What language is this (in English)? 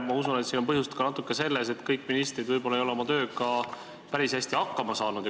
Estonian